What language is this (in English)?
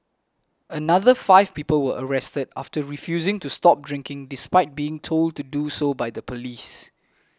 English